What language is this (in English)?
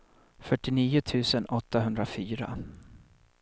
Swedish